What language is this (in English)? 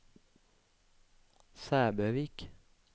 Norwegian